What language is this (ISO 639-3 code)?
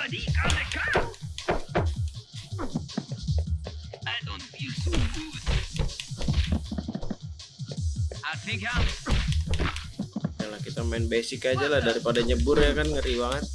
ind